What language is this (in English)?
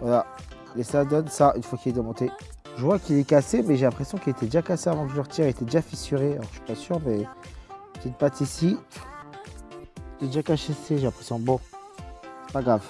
French